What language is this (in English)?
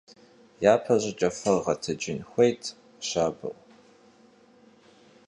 Kabardian